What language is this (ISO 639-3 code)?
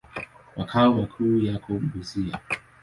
swa